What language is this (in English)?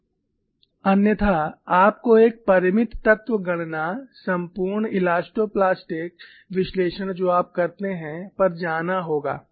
Hindi